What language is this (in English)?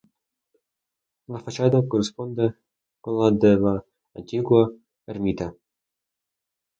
Spanish